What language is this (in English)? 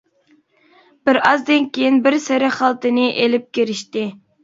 Uyghur